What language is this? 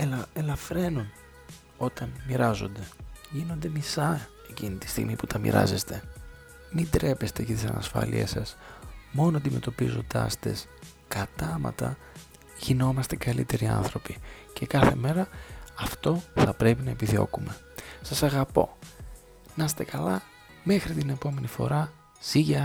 Greek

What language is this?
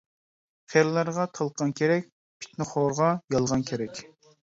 Uyghur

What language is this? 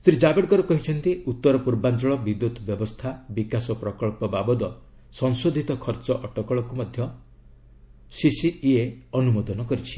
Odia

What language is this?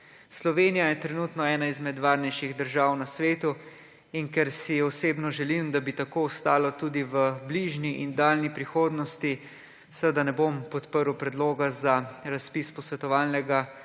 Slovenian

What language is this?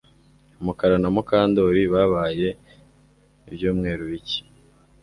Kinyarwanda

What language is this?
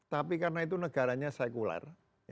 Indonesian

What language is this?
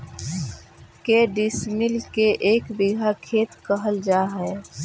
Magahi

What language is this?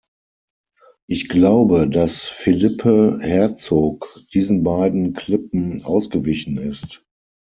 German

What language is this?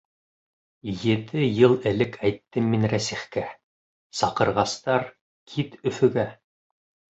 Bashkir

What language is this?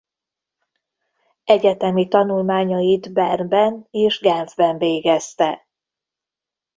Hungarian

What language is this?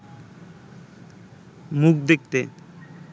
Bangla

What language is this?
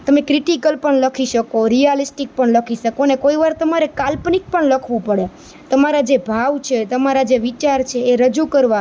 Gujarati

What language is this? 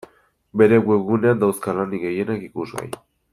Basque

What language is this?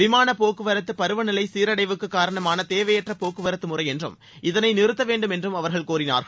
Tamil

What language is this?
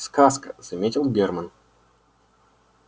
Russian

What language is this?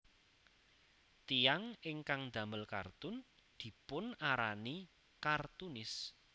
Javanese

